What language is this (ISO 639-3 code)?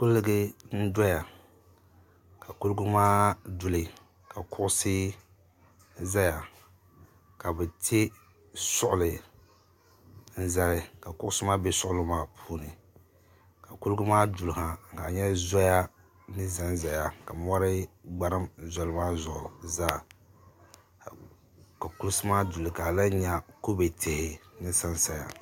dag